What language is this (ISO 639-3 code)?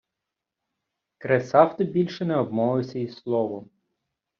ukr